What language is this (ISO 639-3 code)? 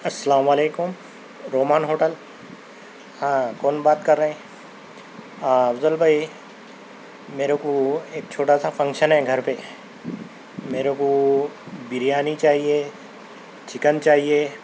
urd